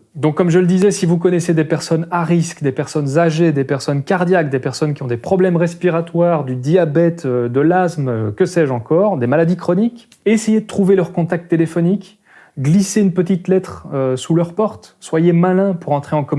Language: French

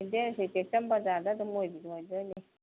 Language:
Manipuri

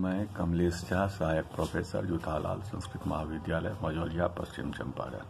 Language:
Hindi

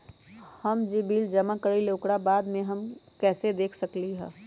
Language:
Magahi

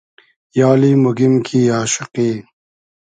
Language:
Hazaragi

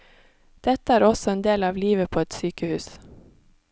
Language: Norwegian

